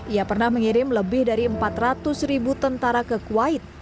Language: Indonesian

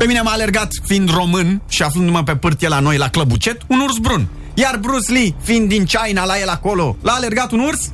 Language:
Romanian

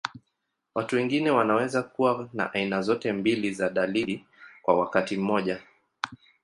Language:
Swahili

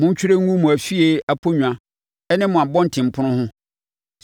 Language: Akan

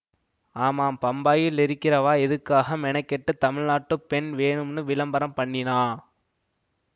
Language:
Tamil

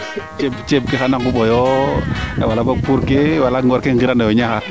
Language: Serer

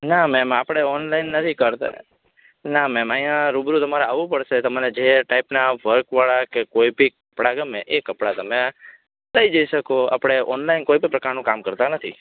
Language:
Gujarati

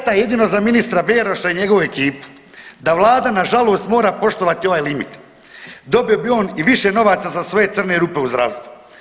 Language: Croatian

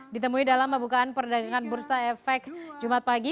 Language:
Indonesian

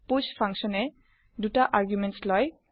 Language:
Assamese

